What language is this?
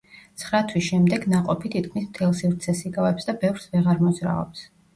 Georgian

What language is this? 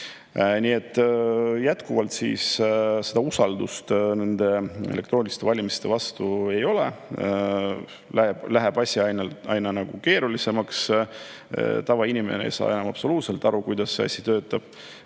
Estonian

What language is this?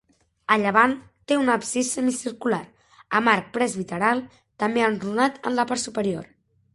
Catalan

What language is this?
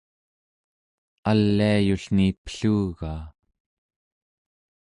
Central Yupik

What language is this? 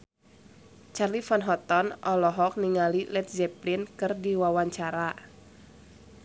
Sundanese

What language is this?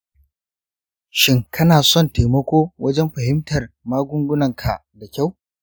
Hausa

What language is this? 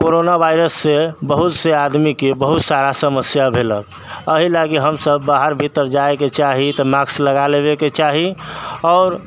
Maithili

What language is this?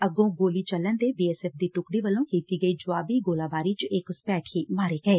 Punjabi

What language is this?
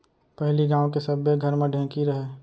Chhattisgarhi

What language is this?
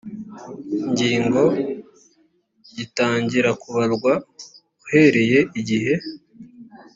Kinyarwanda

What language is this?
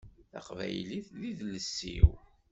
Kabyle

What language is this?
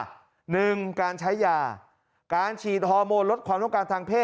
Thai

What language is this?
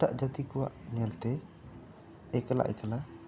Santali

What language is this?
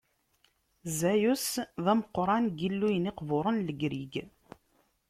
Kabyle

